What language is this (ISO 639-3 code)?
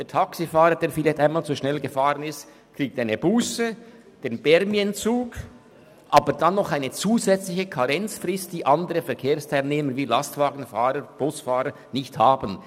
gsw